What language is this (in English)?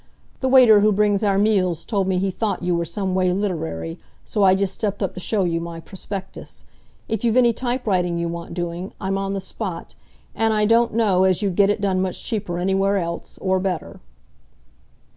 English